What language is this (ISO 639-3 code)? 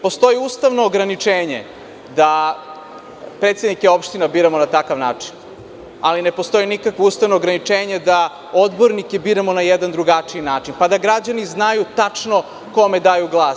srp